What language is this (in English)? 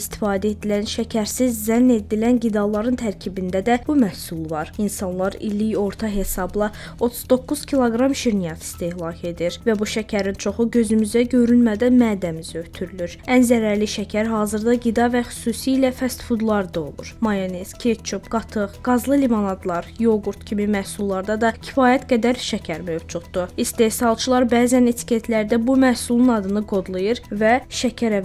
Turkish